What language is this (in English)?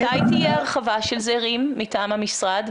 Hebrew